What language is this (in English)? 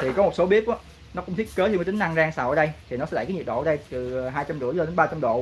Vietnamese